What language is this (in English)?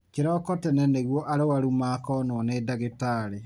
Kikuyu